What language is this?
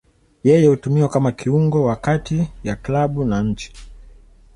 Swahili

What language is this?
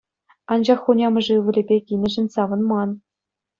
Chuvash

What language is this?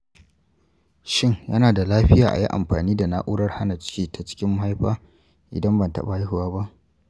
Hausa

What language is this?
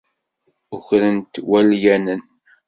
Kabyle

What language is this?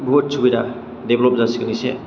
Bodo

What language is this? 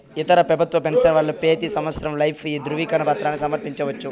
Telugu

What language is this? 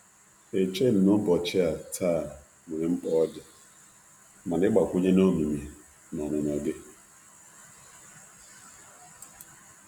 Igbo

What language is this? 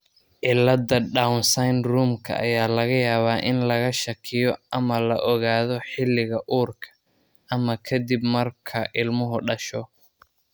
Somali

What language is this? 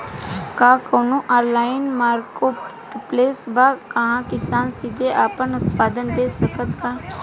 Bhojpuri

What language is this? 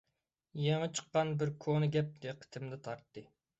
Uyghur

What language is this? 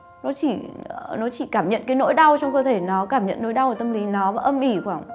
Vietnamese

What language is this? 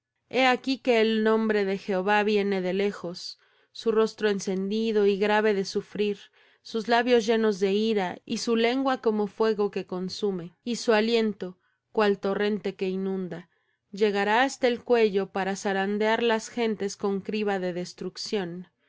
Spanish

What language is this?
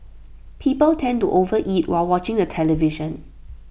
English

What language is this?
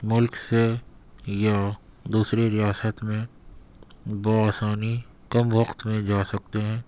Urdu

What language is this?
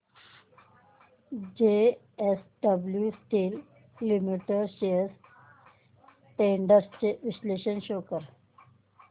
Marathi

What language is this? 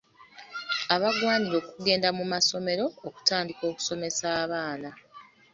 Ganda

